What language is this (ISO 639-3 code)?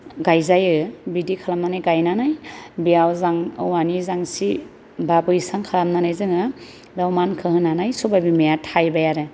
brx